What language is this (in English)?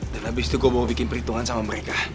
Indonesian